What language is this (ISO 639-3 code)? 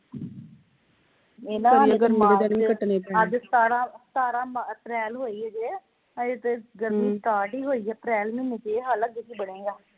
pan